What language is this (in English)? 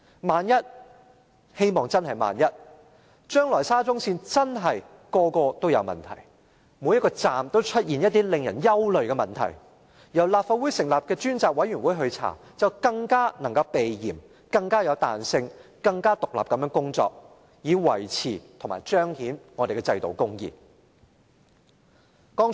Cantonese